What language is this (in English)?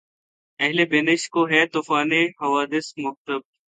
Urdu